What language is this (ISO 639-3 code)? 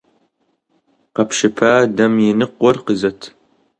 kbd